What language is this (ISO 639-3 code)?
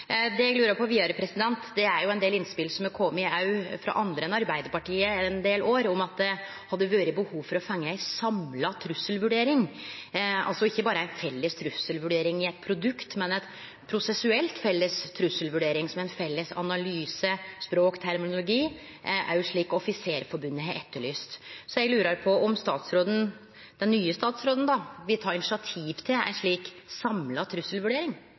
nno